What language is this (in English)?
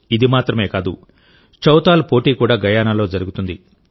Telugu